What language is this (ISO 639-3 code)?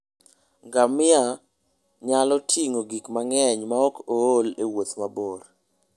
luo